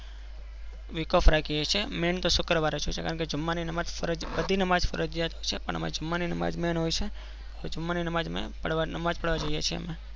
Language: Gujarati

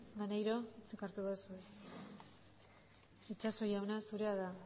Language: Basque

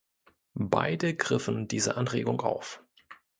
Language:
German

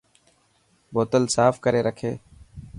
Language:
Dhatki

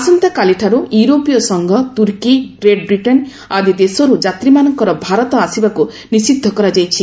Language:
Odia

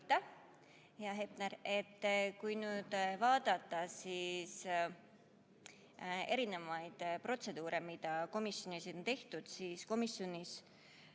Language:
Estonian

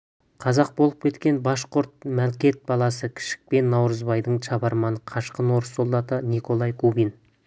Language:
Kazakh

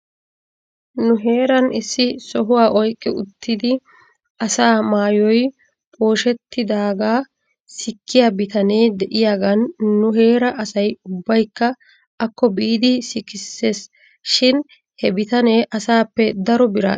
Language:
Wolaytta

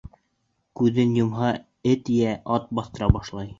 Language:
Bashkir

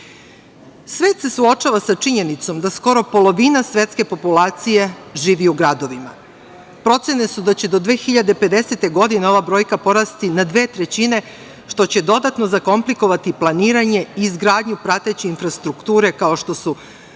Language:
Serbian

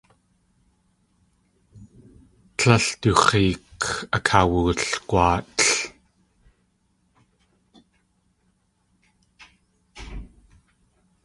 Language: Tlingit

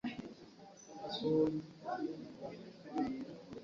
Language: Ganda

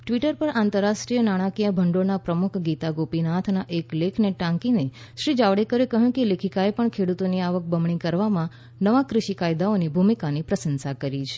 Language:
Gujarati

